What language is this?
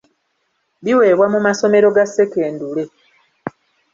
Ganda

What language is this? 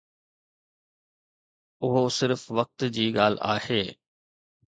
Sindhi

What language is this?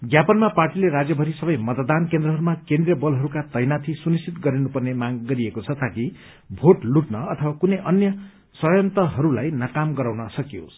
Nepali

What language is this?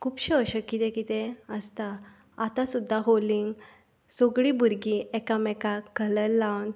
Konkani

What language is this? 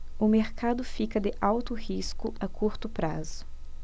Portuguese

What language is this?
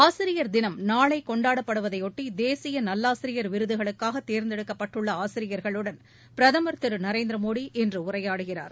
Tamil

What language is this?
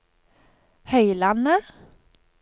Norwegian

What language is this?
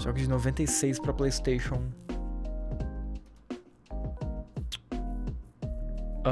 Portuguese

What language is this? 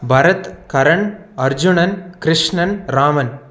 Tamil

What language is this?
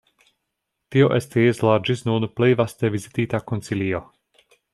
Esperanto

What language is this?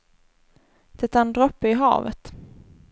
Swedish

